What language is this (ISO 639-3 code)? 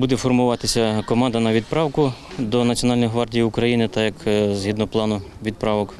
ukr